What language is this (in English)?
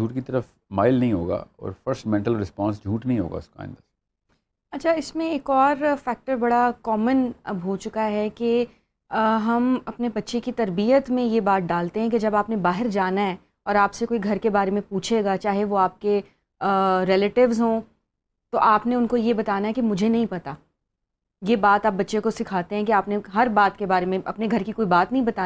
Urdu